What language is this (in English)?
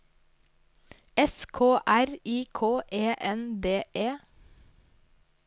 Norwegian